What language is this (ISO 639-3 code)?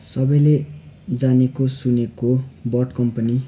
nep